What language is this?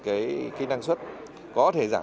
Vietnamese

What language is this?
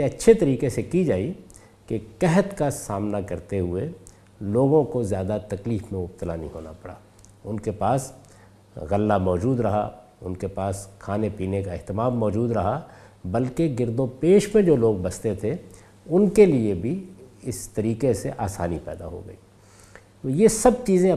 Urdu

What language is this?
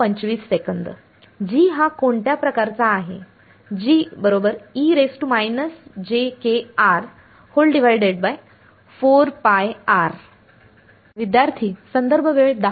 Marathi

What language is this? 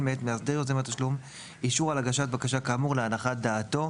Hebrew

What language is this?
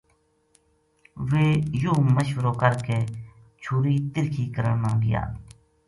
Gujari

